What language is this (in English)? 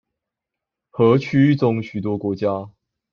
Chinese